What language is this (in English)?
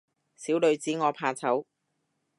Cantonese